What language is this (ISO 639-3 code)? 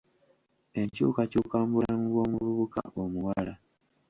lug